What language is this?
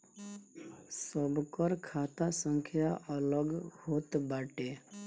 Bhojpuri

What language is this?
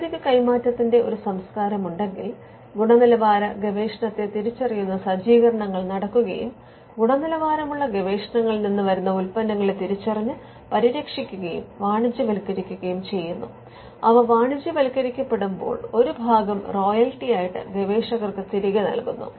Malayalam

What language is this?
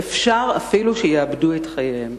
Hebrew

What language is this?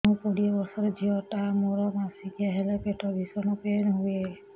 Odia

